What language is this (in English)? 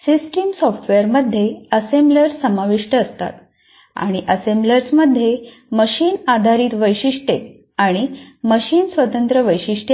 Marathi